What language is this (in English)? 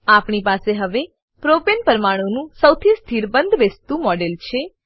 Gujarati